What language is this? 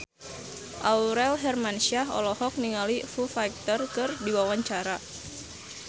Sundanese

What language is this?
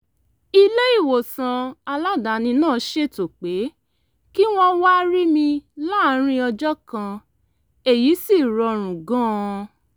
Yoruba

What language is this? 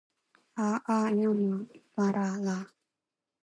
Korean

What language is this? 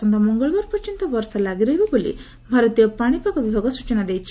Odia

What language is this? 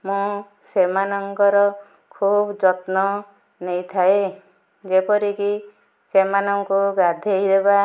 Odia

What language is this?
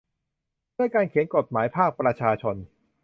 Thai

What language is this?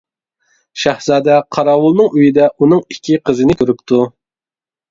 Uyghur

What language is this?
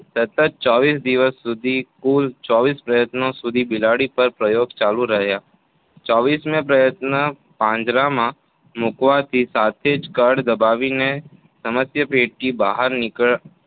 Gujarati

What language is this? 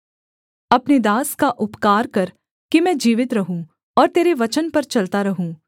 Hindi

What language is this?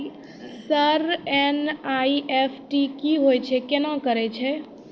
Maithili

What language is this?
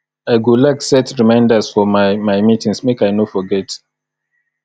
Nigerian Pidgin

